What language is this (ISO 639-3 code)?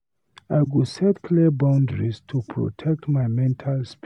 pcm